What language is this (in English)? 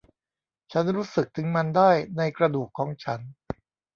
Thai